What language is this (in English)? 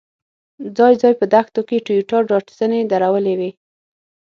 Pashto